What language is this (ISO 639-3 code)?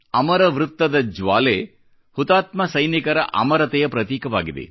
kan